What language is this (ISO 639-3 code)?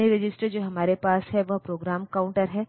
hin